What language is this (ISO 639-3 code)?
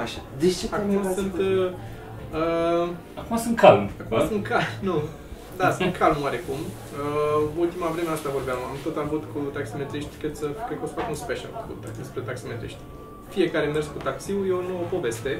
ron